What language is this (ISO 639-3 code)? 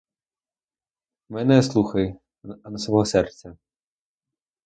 ukr